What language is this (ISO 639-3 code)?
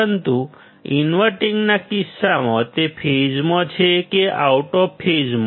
guj